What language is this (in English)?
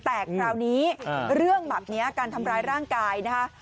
Thai